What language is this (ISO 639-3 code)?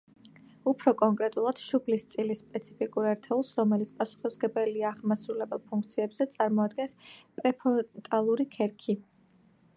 kat